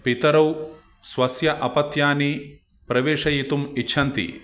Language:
Sanskrit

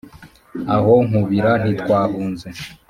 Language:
Kinyarwanda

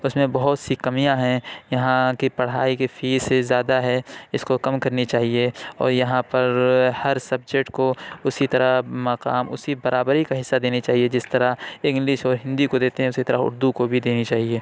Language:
Urdu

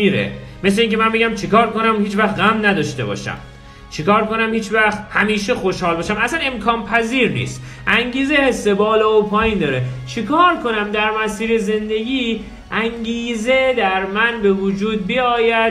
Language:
Persian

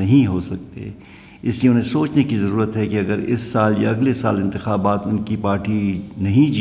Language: Urdu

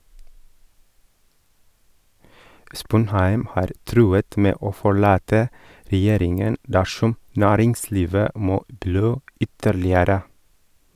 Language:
Norwegian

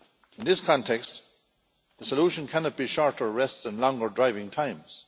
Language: English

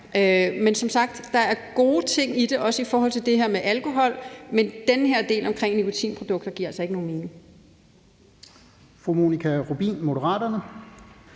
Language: Danish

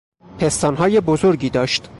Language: Persian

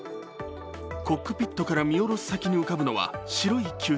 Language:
Japanese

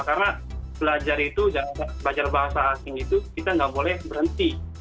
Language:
Indonesian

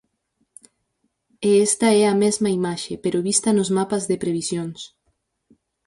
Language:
Galician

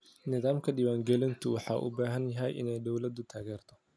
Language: Somali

